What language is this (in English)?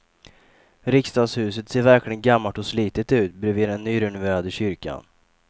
Swedish